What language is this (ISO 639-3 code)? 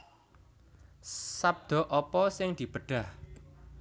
jav